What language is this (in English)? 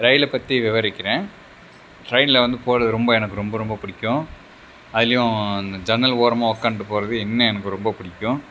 Tamil